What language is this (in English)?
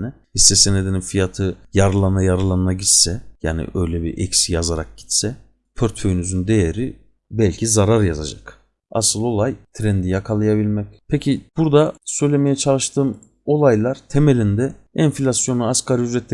Turkish